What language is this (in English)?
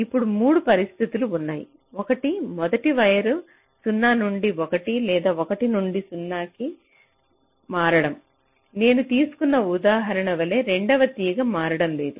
Telugu